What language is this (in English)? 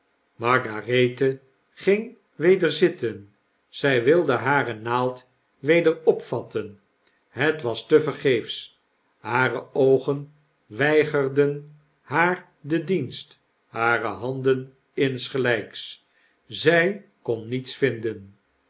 Dutch